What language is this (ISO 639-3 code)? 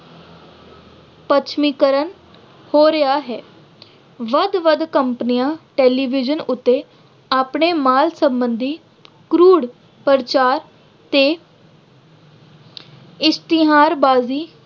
pan